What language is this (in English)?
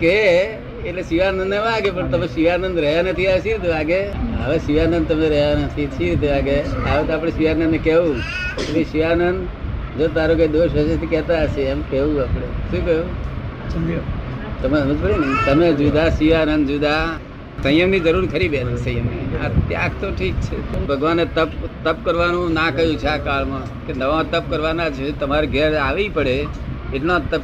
Gujarati